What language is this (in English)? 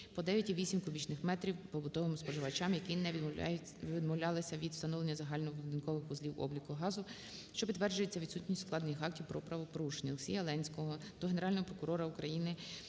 Ukrainian